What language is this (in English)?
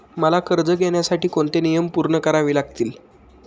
Marathi